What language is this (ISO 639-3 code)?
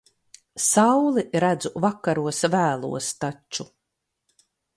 lav